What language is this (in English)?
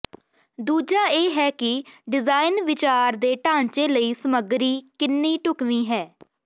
Punjabi